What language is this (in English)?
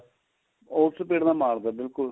Punjabi